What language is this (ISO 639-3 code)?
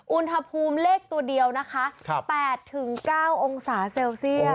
tha